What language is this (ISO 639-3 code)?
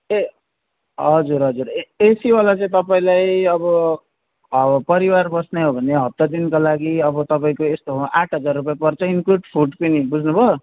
nep